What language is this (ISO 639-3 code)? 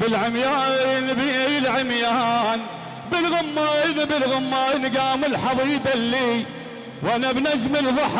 ara